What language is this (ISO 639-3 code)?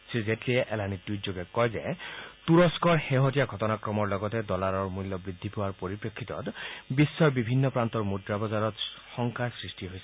asm